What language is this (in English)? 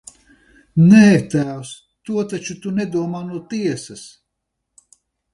Latvian